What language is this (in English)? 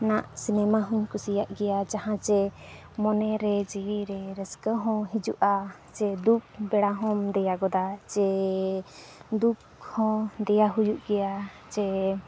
Santali